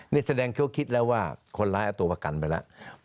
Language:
Thai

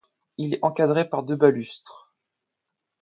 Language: French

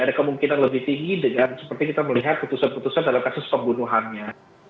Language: Indonesian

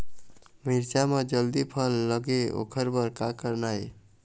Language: Chhattisgarhi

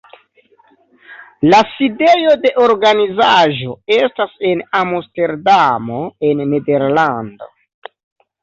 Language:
Esperanto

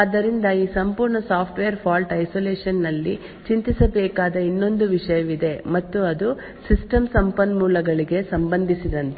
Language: Kannada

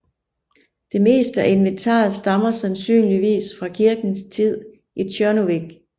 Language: Danish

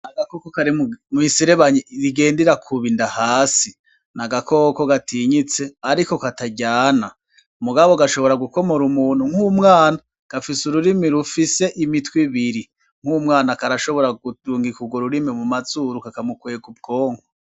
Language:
Rundi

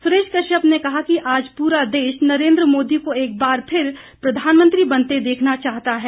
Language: Hindi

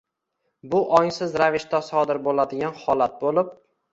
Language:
Uzbek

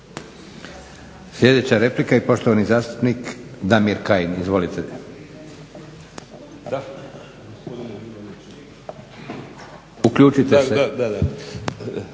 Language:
Croatian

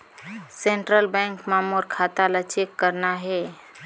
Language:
Chhattisgarhi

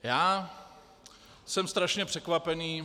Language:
Czech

